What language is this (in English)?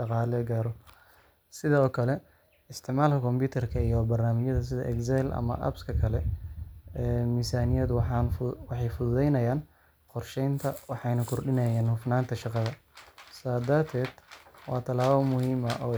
Somali